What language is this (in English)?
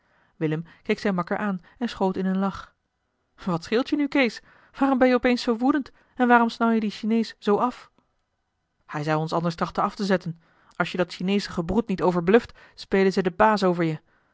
Dutch